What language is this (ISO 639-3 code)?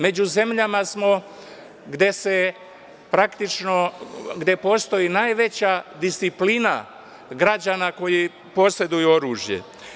srp